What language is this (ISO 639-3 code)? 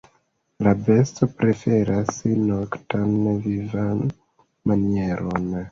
epo